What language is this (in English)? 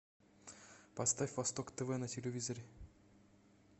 Russian